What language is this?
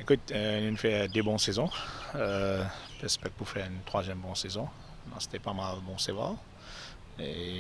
French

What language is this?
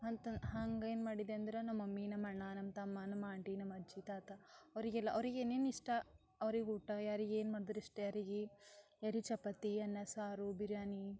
Kannada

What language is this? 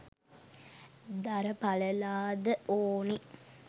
Sinhala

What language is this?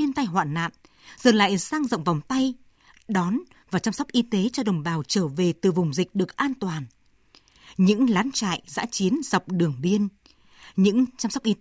Vietnamese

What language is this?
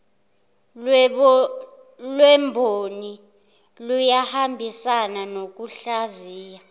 Zulu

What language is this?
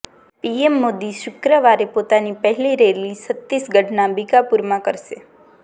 Gujarati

